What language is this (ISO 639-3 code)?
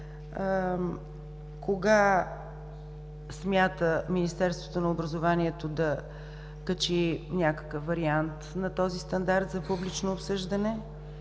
bul